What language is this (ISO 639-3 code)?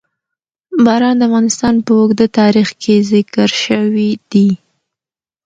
pus